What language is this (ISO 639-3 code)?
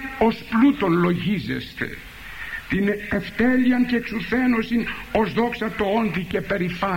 ell